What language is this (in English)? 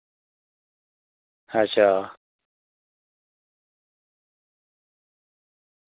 Dogri